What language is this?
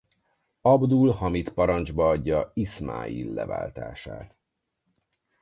Hungarian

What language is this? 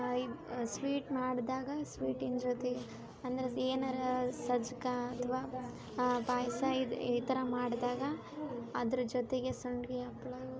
Kannada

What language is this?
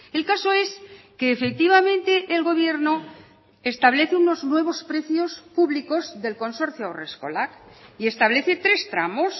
Spanish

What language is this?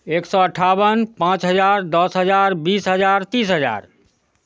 Maithili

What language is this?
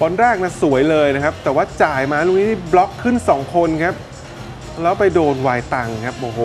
Thai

